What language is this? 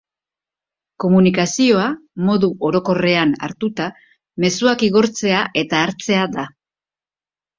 Basque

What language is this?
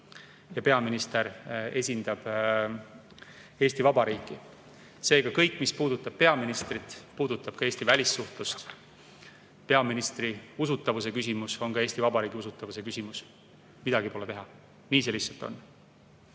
Estonian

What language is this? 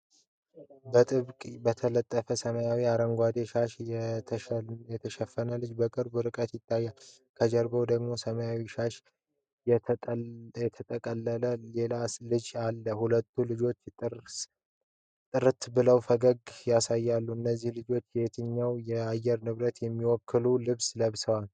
Amharic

